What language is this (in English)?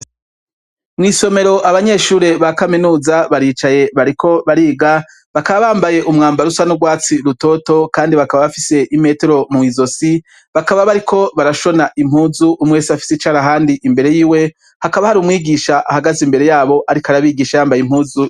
Rundi